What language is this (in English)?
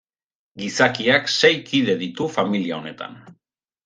Basque